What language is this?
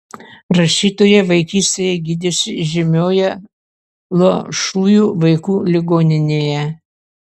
Lithuanian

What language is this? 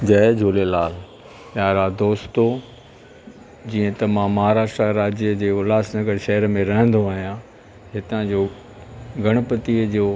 Sindhi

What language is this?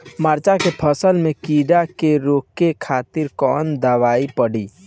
Bhojpuri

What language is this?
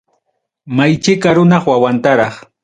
Ayacucho Quechua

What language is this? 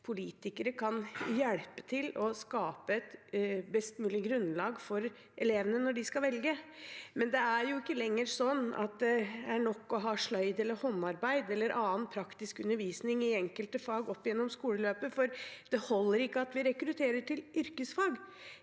Norwegian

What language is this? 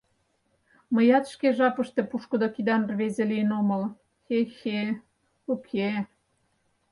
Mari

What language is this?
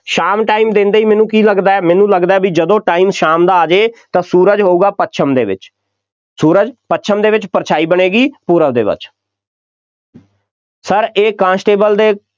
Punjabi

